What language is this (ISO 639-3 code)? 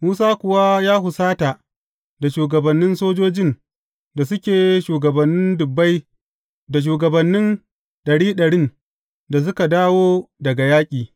hau